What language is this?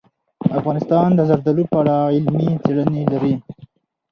Pashto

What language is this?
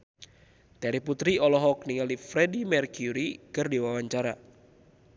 Sundanese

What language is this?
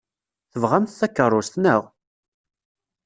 Kabyle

